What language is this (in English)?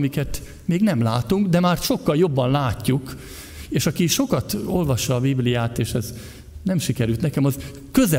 Hungarian